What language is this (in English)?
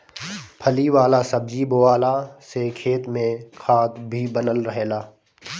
Bhojpuri